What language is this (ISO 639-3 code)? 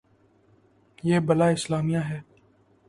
urd